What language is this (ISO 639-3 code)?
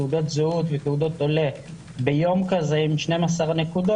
heb